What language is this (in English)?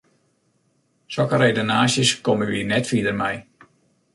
Western Frisian